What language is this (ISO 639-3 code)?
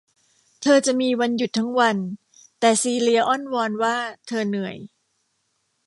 tha